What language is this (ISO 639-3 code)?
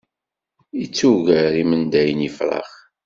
kab